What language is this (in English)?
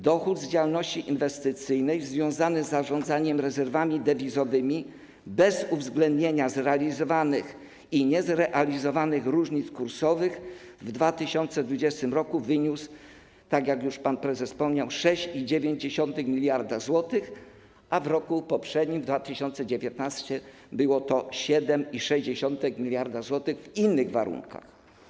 Polish